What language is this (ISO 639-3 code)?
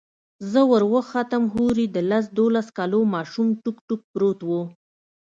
pus